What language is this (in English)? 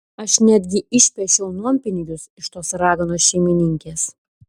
Lithuanian